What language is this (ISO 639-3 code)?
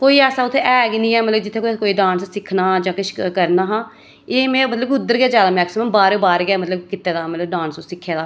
doi